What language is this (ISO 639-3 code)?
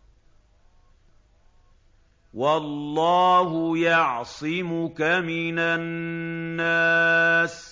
ara